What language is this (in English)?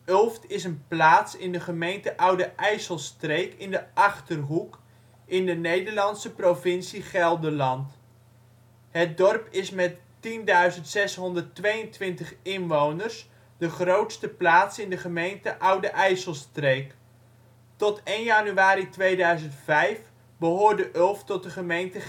Dutch